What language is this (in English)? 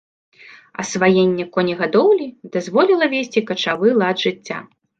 Belarusian